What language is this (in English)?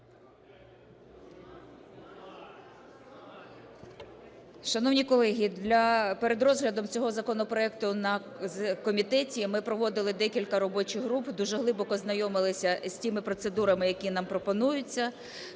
Ukrainian